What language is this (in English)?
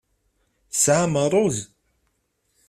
Kabyle